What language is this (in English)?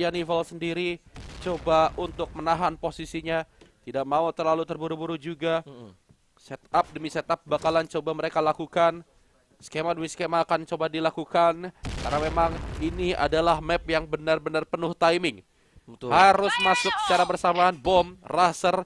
Indonesian